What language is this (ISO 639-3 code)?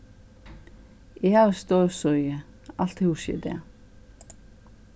fao